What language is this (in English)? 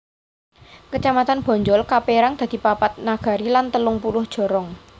Javanese